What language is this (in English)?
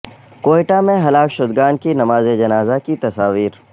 Urdu